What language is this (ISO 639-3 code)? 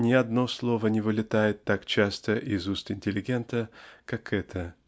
rus